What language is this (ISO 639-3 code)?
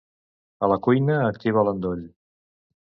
cat